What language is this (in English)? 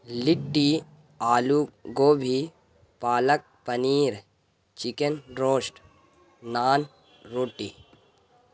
Urdu